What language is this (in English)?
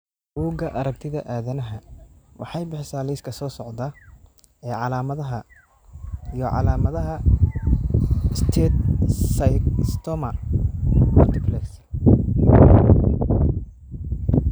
Somali